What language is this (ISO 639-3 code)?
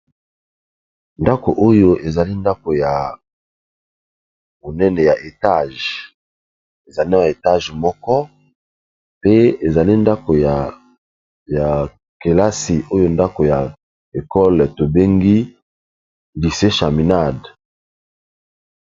lin